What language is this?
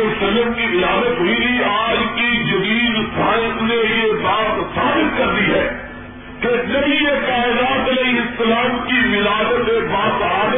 Urdu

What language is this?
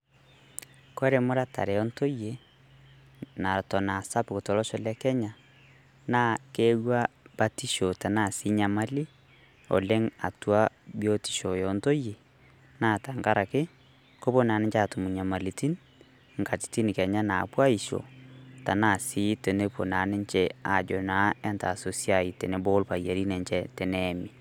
Masai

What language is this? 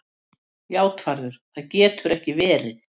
Icelandic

